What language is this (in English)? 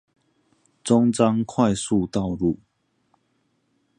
Chinese